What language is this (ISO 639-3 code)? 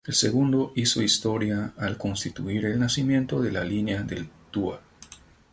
spa